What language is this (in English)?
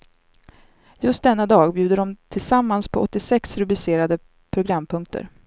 Swedish